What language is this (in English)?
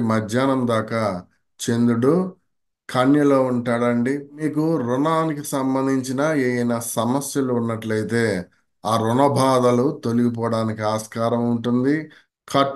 Telugu